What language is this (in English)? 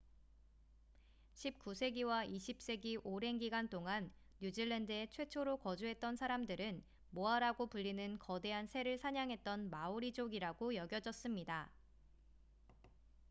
Korean